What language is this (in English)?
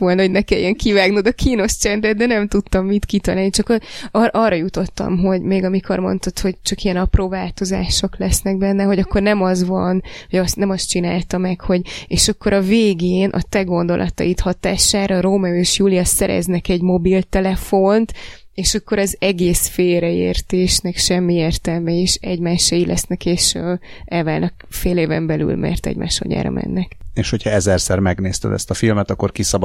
Hungarian